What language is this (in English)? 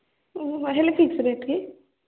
Odia